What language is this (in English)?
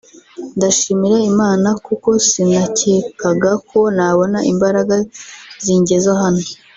Kinyarwanda